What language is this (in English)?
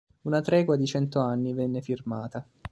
Italian